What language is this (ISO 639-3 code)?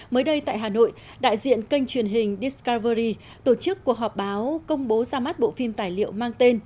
vie